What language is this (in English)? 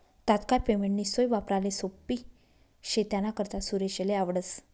Marathi